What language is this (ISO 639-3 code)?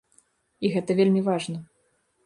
bel